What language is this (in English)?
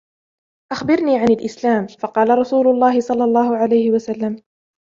Arabic